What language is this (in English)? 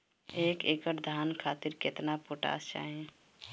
Bhojpuri